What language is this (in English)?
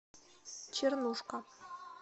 Russian